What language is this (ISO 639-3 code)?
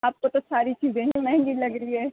urd